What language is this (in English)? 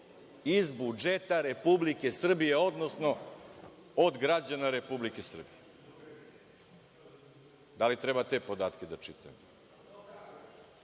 Serbian